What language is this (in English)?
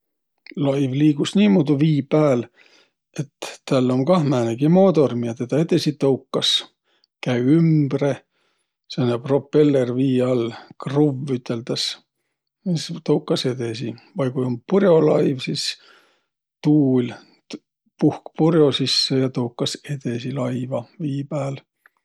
Võro